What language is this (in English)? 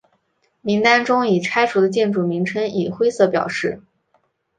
Chinese